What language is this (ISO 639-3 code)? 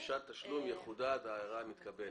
heb